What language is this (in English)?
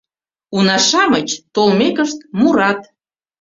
Mari